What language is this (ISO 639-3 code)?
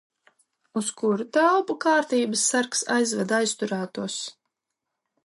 lav